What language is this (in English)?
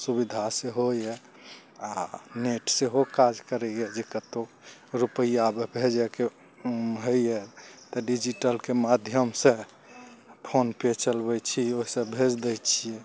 Maithili